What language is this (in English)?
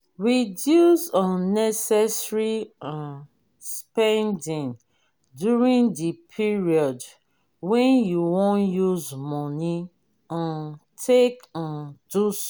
Nigerian Pidgin